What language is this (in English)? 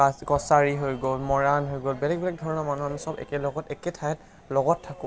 Assamese